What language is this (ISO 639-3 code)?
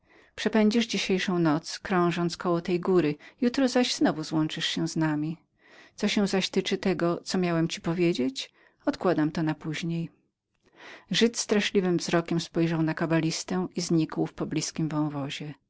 pol